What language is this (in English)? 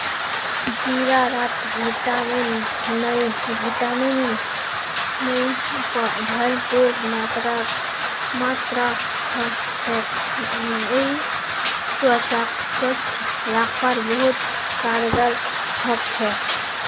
Magahi